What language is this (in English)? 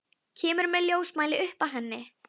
Icelandic